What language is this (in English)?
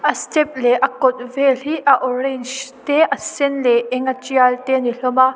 Mizo